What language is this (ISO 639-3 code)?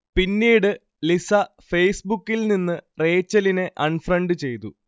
mal